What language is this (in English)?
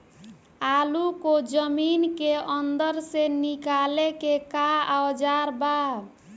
Bhojpuri